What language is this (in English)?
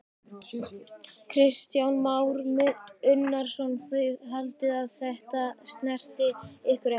Icelandic